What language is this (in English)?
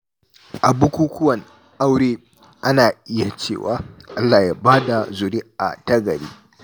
Hausa